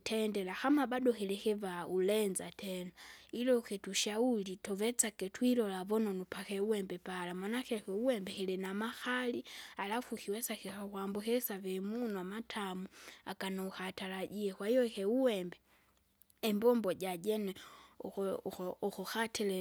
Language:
Kinga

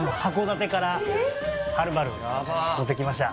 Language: Japanese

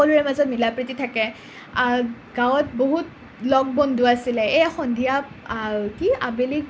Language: Assamese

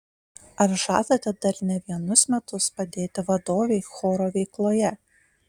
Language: Lithuanian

